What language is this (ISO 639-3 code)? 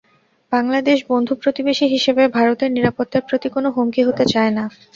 ben